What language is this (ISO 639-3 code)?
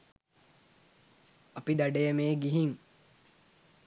sin